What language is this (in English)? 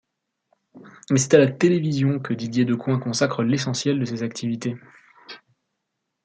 French